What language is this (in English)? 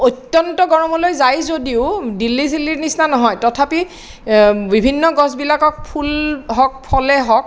Assamese